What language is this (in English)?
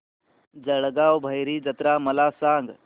Marathi